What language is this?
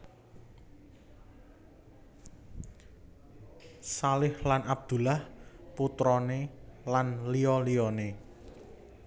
Javanese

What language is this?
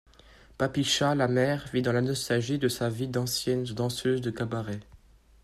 French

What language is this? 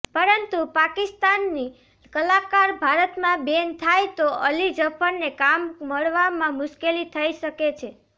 Gujarati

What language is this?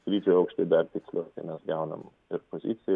Lithuanian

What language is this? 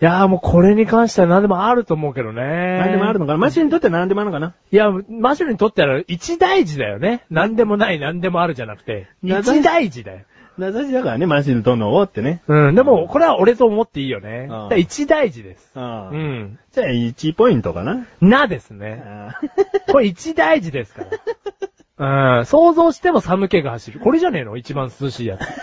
Japanese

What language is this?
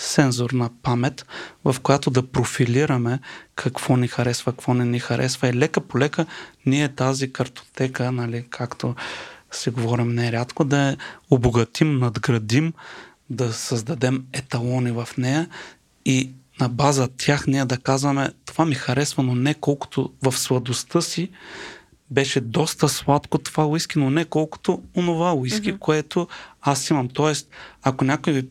Bulgarian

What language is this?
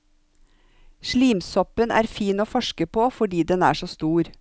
Norwegian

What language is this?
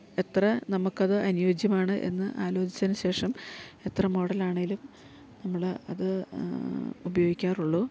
Malayalam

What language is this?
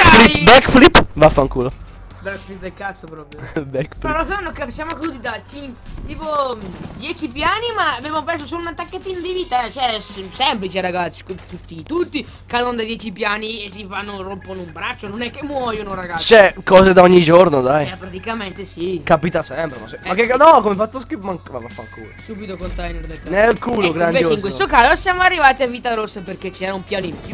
Italian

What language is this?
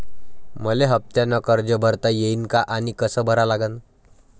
Marathi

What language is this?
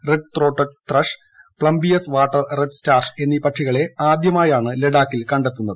Malayalam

